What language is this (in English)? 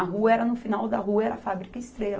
Portuguese